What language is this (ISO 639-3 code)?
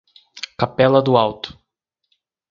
por